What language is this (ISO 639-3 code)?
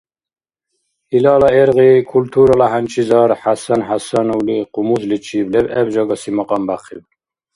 dar